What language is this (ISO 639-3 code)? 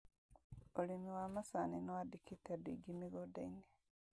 kik